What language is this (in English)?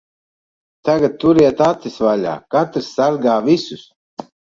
Latvian